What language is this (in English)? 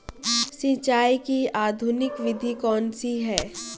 Hindi